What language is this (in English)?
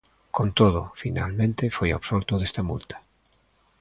Galician